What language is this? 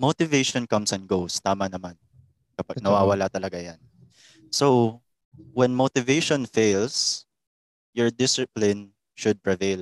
Filipino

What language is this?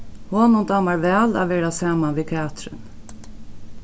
Faroese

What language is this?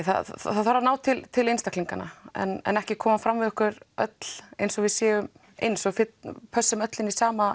Icelandic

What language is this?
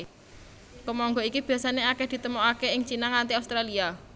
Javanese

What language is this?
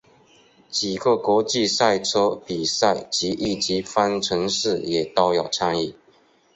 Chinese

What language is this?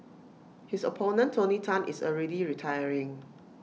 English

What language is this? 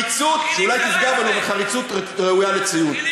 Hebrew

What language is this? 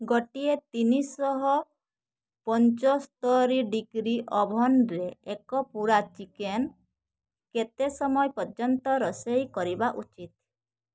Odia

